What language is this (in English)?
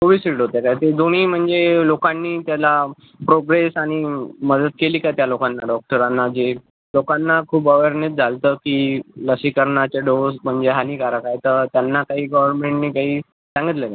Marathi